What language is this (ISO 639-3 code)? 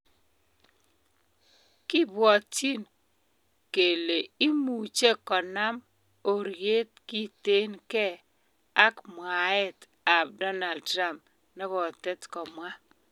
kln